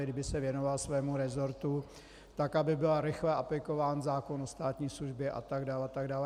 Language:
Czech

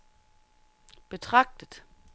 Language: Danish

